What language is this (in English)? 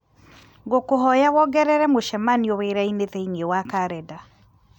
Kikuyu